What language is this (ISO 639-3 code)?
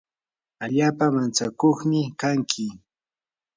qur